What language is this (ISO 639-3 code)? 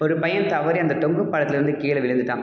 tam